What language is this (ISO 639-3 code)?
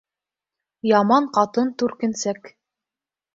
bak